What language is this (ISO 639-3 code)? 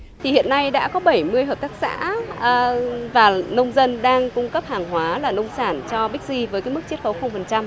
vie